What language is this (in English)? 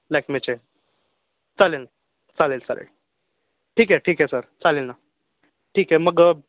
Marathi